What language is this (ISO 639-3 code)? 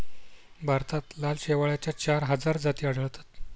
mar